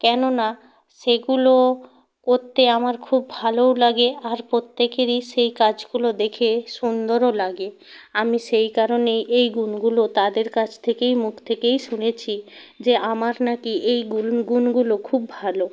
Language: Bangla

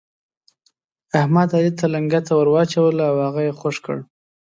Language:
Pashto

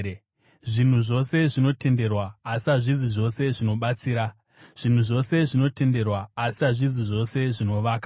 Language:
Shona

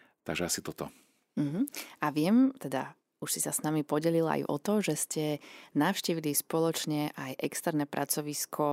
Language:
Slovak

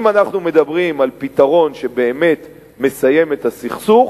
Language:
Hebrew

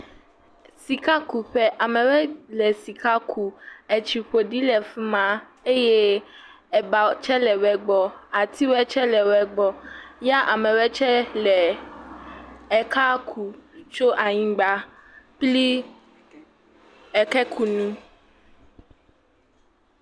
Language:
Ewe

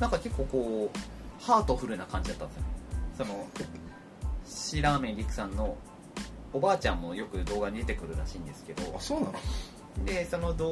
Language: Japanese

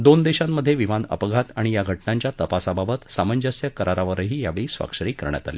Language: Marathi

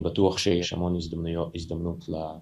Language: Hebrew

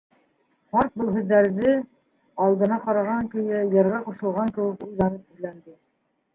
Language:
Bashkir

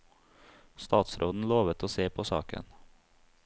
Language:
Norwegian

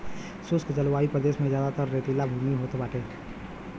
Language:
Bhojpuri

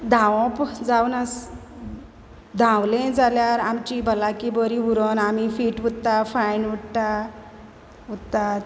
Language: Konkani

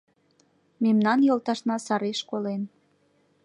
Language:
Mari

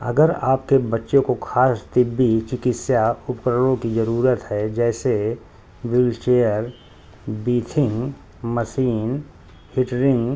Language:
Urdu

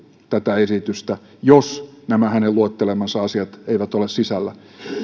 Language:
Finnish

